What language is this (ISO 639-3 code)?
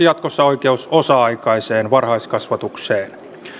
fin